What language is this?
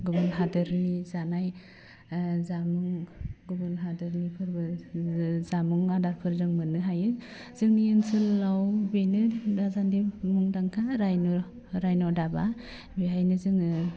Bodo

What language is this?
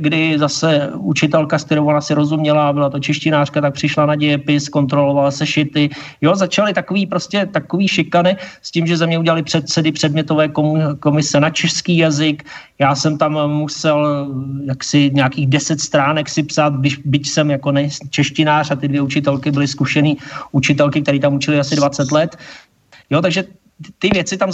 Czech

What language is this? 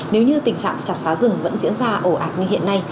Vietnamese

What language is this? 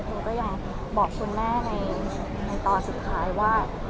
Thai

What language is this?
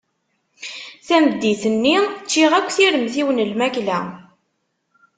Kabyle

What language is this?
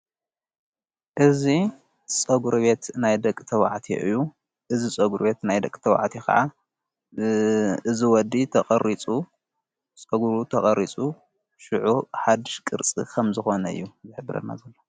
Tigrinya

